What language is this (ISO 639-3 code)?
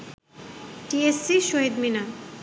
ben